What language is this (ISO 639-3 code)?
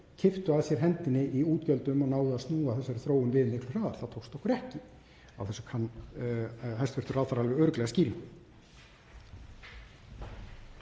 isl